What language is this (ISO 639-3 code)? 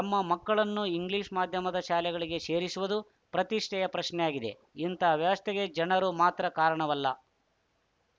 kan